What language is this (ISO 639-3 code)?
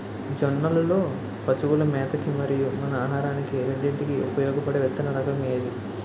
tel